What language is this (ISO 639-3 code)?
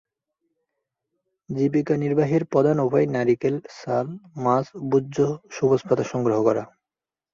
ben